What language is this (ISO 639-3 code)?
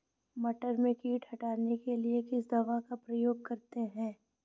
hin